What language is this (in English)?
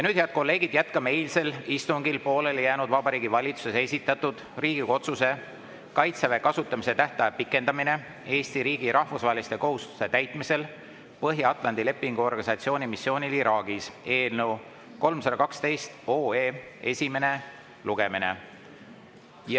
Estonian